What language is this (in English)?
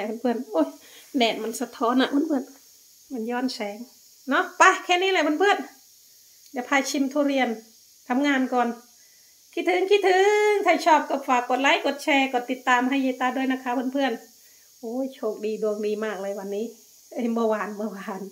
Thai